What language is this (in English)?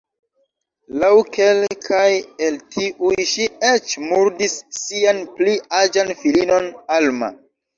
Esperanto